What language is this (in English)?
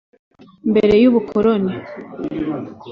Kinyarwanda